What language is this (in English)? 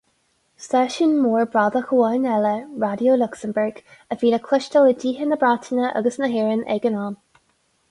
Irish